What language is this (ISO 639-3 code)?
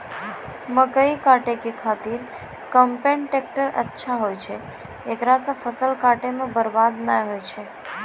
mai